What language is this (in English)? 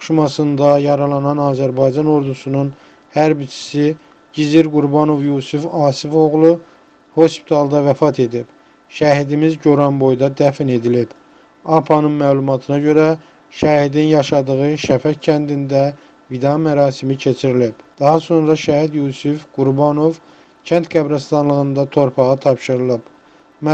Turkish